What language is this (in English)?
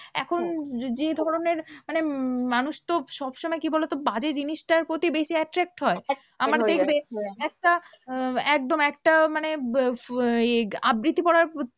Bangla